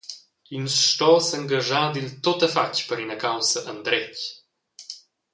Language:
Romansh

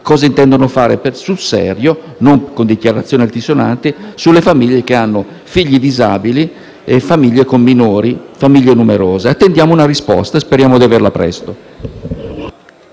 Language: Italian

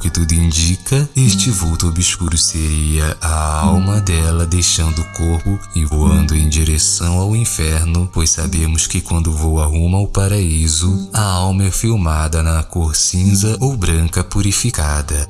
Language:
Portuguese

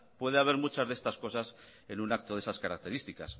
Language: Spanish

